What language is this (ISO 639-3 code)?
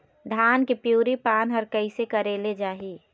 hne